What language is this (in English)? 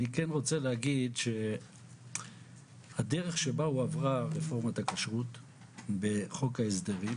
Hebrew